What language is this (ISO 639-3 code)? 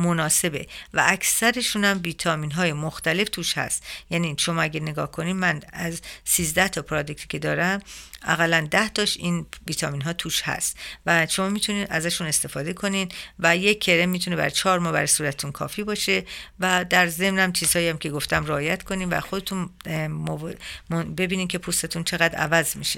fas